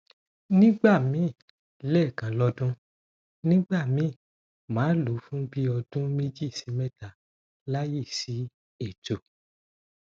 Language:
Yoruba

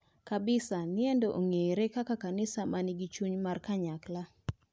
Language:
Luo (Kenya and Tanzania)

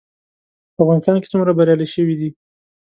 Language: Pashto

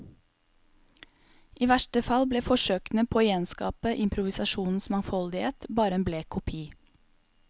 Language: Norwegian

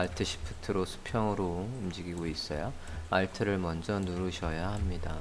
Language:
Korean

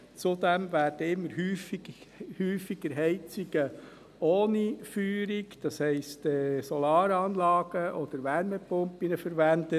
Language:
Swiss German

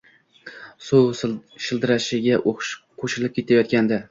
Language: Uzbek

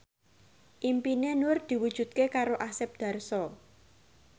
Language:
Javanese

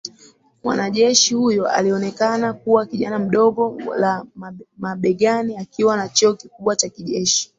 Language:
Swahili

